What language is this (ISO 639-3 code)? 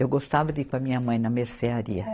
por